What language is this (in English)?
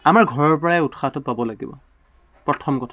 Assamese